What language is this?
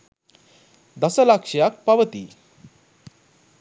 Sinhala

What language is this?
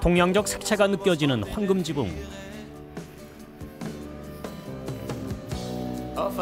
Korean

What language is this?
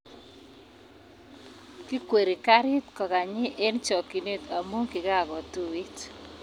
Kalenjin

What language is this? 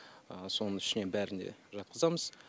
Kazakh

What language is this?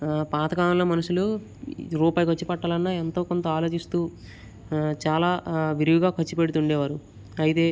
Telugu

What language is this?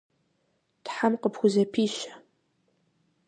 Kabardian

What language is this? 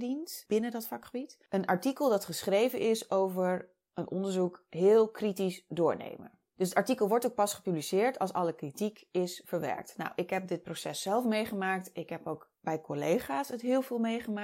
Dutch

